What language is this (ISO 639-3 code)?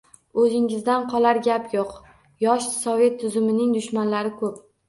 uzb